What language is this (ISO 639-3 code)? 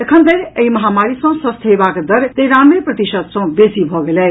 mai